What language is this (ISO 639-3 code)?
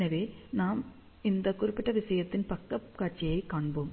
tam